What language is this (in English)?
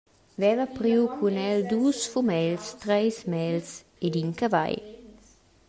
Romansh